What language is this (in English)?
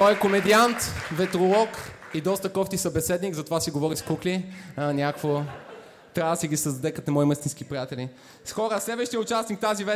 Bulgarian